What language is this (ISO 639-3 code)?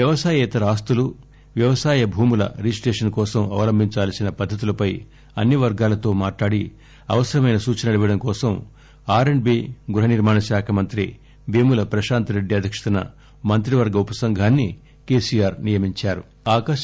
tel